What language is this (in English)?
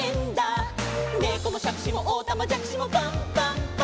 Japanese